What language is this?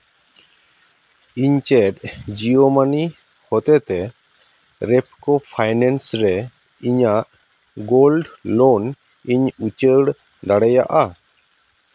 Santali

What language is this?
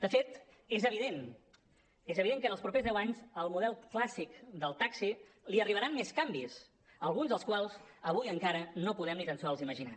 Catalan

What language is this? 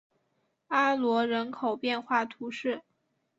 Chinese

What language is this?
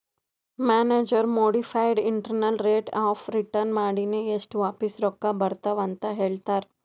Kannada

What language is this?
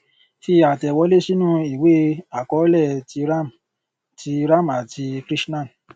Yoruba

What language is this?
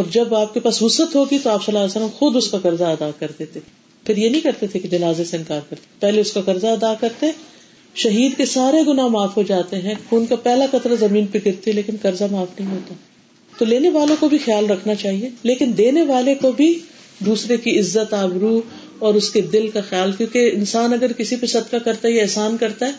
Urdu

